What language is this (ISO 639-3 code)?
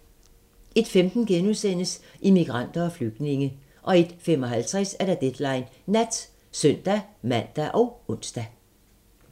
dan